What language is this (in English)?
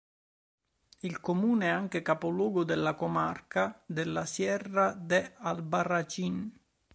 Italian